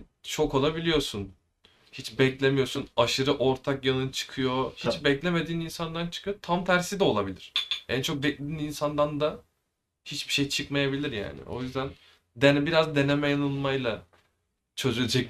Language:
Turkish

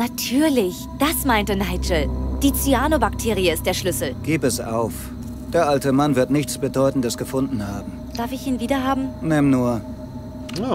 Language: German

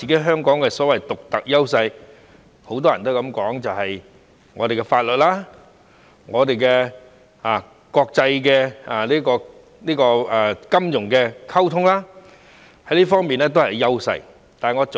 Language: Cantonese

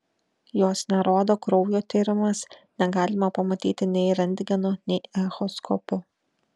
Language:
Lithuanian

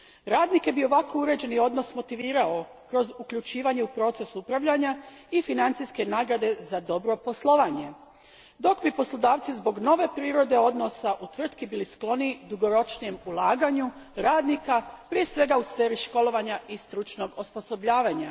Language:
Croatian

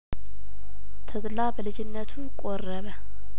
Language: Amharic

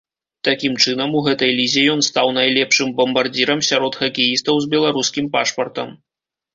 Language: Belarusian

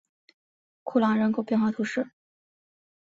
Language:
Chinese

